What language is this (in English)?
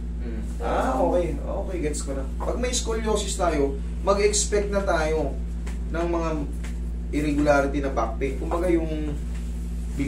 Filipino